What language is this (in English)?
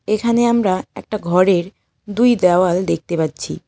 Bangla